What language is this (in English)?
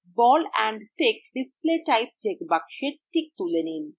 Bangla